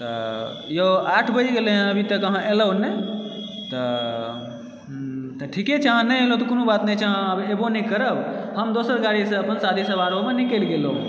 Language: Maithili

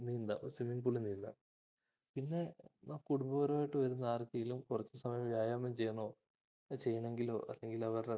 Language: Malayalam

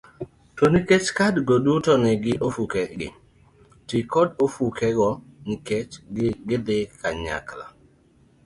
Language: Luo (Kenya and Tanzania)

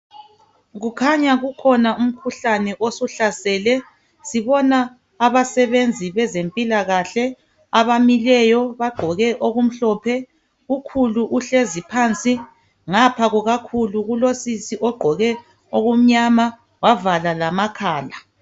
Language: North Ndebele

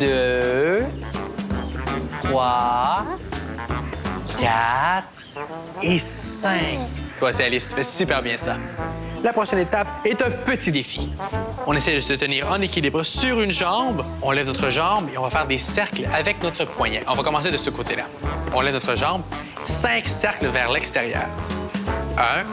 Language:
French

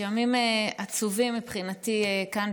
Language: Hebrew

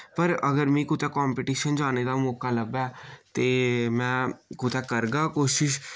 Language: Dogri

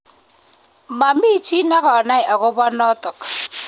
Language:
Kalenjin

